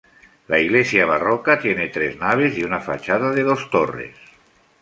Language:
Spanish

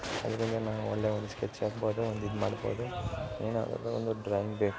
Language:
Kannada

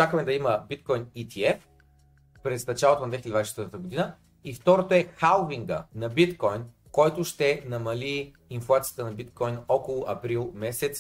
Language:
Bulgarian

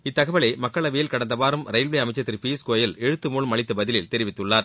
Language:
Tamil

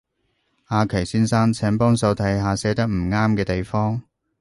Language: Cantonese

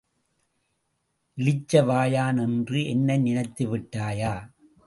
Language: Tamil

